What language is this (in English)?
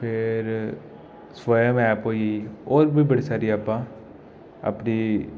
Dogri